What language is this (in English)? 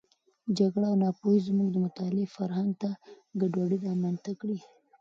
Pashto